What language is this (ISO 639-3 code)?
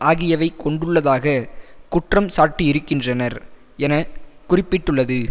tam